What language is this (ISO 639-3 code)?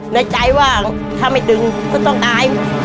tha